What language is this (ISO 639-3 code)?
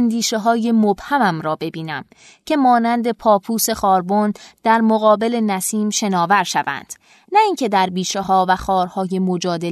fas